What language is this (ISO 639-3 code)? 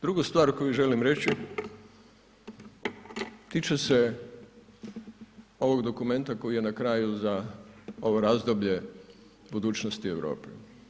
hrv